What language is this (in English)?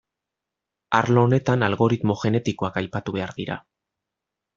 Basque